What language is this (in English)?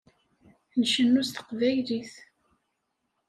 Kabyle